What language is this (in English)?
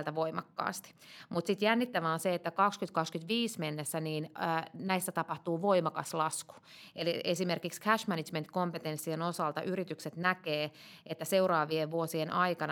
Finnish